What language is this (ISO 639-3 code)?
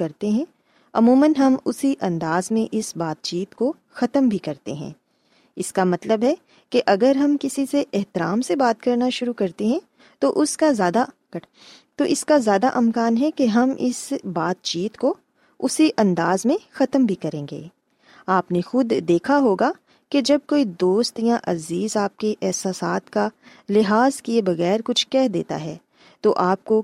urd